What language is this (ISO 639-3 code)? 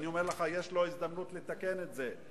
heb